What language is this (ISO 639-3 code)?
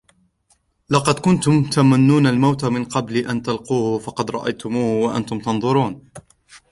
ara